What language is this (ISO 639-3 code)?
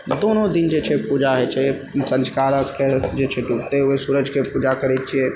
mai